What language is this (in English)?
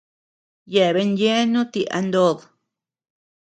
Tepeuxila Cuicatec